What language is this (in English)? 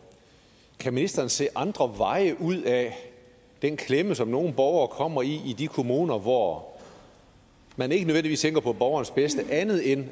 Danish